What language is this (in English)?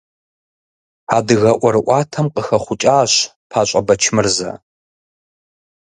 Kabardian